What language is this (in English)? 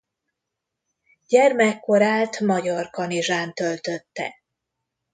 Hungarian